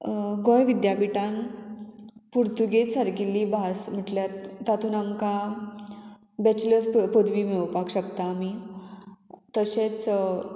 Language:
Konkani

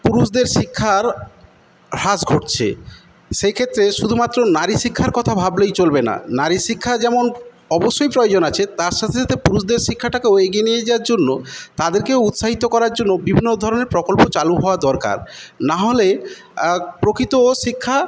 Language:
Bangla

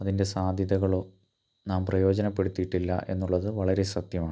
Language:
Malayalam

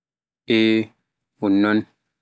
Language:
Pular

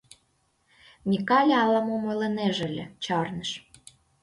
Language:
Mari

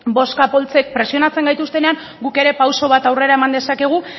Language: Basque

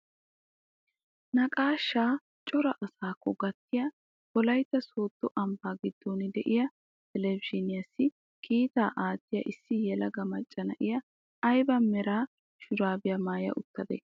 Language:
Wolaytta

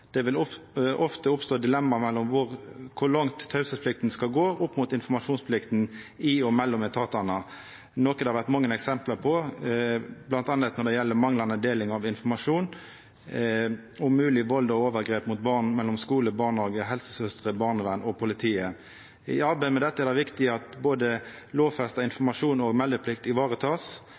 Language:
Norwegian Nynorsk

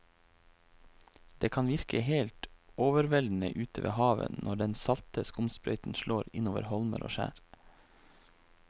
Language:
Norwegian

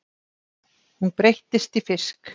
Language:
Icelandic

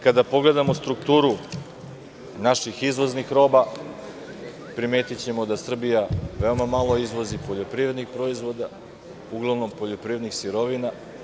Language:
Serbian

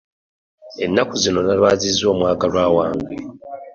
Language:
Ganda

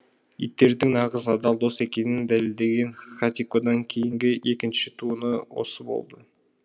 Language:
Kazakh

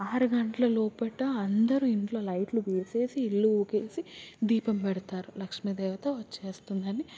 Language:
Telugu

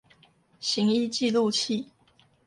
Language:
Chinese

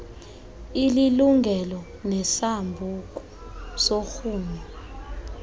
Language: Xhosa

